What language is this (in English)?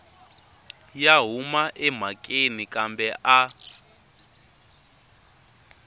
Tsonga